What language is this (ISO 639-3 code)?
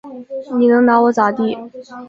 zho